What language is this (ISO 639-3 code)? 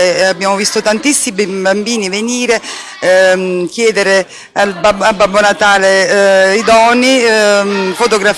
ita